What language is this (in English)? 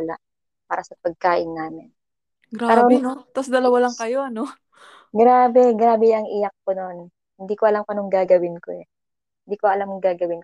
Filipino